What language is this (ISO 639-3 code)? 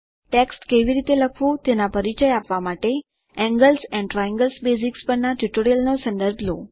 guj